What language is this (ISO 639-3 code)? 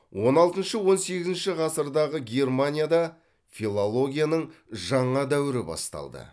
kaz